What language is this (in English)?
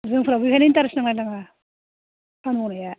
Bodo